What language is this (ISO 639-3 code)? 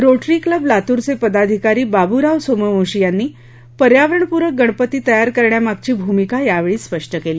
mar